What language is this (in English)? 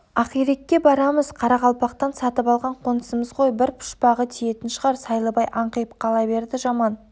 Kazakh